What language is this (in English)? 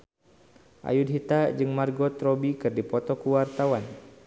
Sundanese